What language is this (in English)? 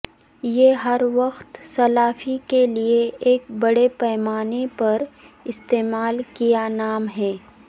Urdu